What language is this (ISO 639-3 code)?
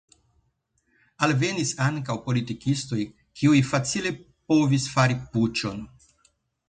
epo